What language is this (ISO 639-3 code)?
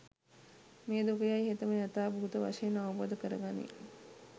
sin